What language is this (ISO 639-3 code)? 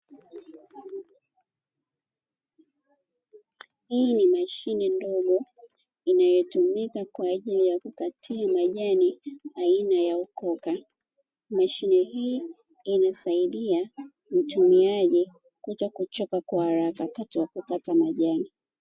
swa